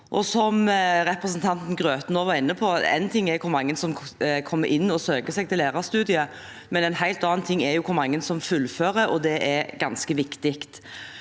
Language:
Norwegian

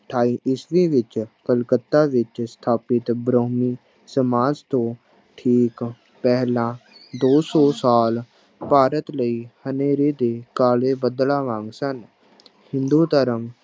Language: Punjabi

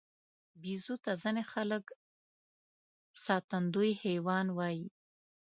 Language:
Pashto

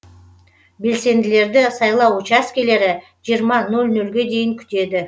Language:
Kazakh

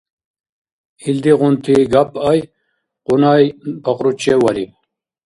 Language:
Dargwa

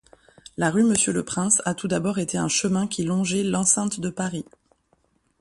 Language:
French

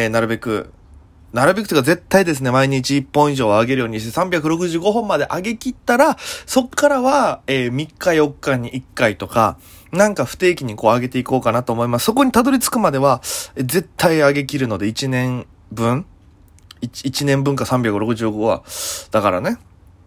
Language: Japanese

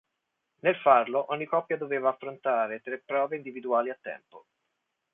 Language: Italian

